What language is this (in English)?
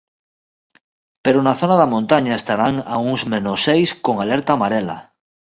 Galician